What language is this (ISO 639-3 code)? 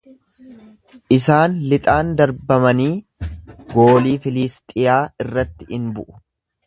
orm